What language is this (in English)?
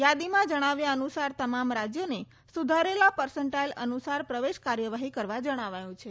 Gujarati